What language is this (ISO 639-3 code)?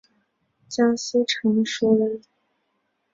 zho